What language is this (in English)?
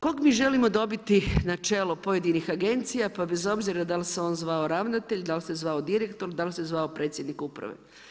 Croatian